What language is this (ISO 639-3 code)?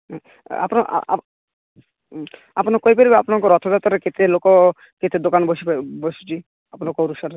ori